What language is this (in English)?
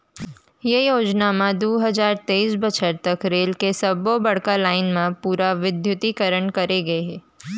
Chhattisgarhi